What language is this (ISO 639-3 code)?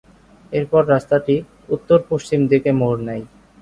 ben